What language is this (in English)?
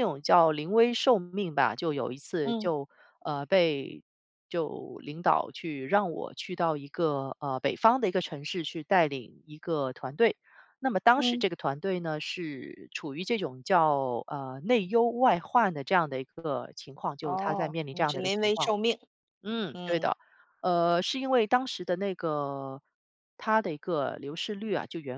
Chinese